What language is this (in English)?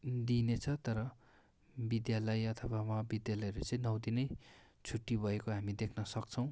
Nepali